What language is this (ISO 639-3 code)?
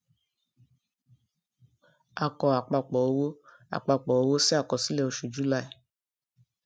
yor